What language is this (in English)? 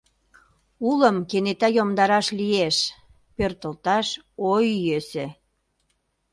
Mari